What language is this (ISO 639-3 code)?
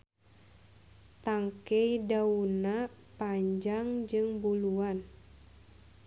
sun